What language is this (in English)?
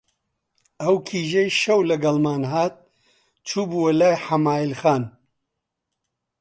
Central Kurdish